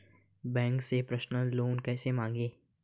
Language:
Hindi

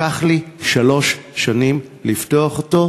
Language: Hebrew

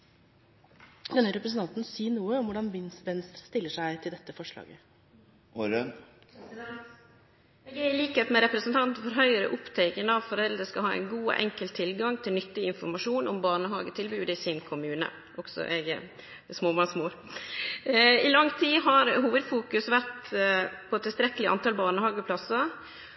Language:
Norwegian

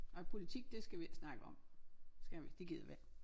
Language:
Danish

